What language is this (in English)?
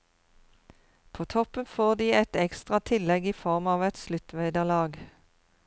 Norwegian